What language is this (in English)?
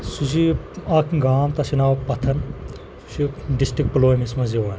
Kashmiri